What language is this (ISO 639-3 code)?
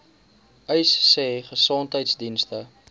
afr